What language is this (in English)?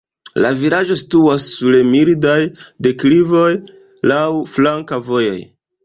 Esperanto